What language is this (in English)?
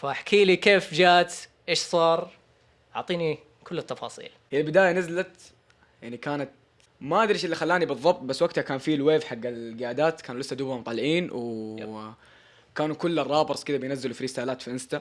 Arabic